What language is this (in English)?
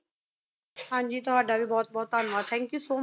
Punjabi